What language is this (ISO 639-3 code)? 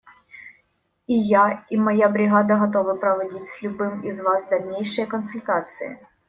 rus